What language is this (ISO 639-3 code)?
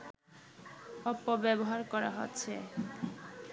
ben